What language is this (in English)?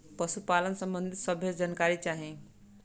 Bhojpuri